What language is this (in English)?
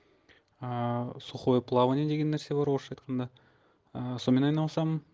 Kazakh